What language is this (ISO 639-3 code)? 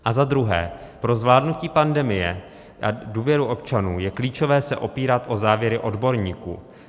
ces